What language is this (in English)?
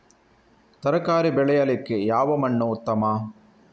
Kannada